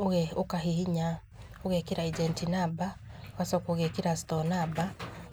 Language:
Kikuyu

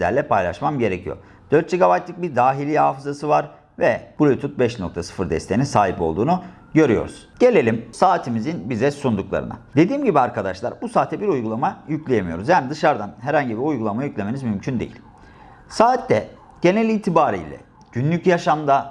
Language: Turkish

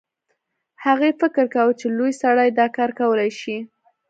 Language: Pashto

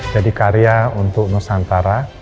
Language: Indonesian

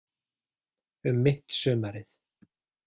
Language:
Icelandic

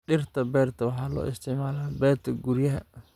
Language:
Somali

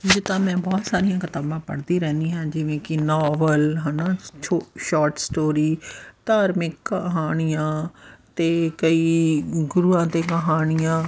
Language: Punjabi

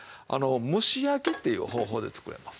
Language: Japanese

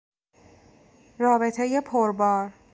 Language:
Persian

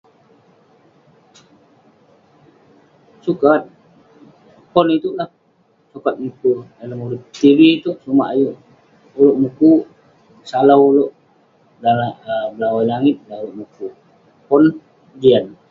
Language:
Western Penan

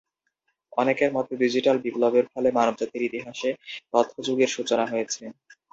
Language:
Bangla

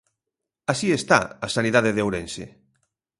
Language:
Galician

